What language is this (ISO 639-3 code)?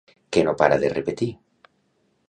cat